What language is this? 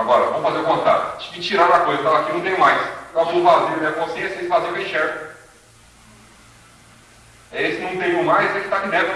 Portuguese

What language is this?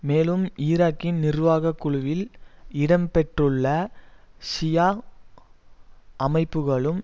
Tamil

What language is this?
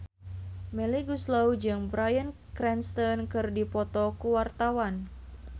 Sundanese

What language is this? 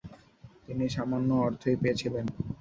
Bangla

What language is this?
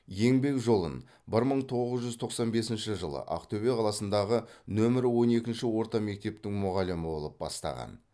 Kazakh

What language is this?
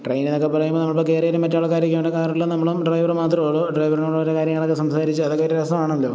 Malayalam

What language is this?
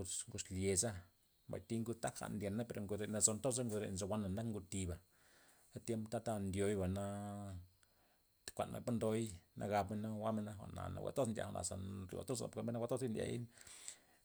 Loxicha Zapotec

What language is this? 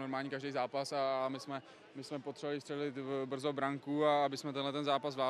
Czech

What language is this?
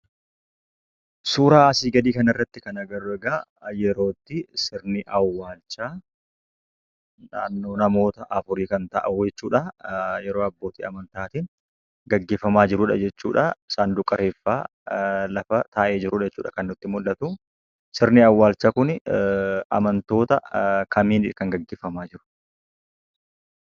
Oromo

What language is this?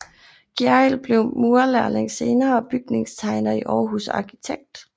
Danish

